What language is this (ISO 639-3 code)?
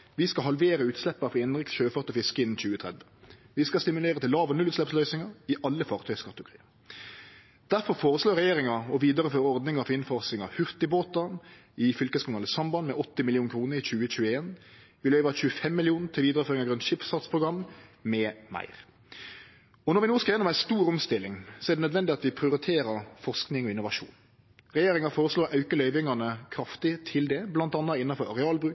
nno